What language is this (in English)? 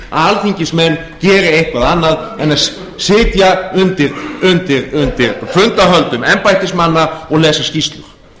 Icelandic